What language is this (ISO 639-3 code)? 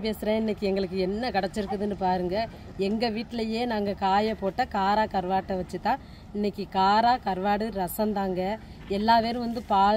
tam